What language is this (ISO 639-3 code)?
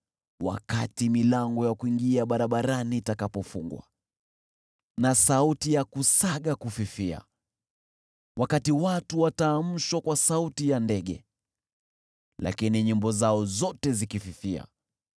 swa